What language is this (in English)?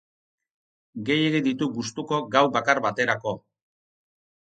Basque